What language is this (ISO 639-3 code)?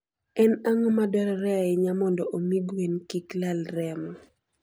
luo